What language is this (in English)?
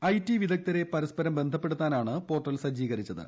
Malayalam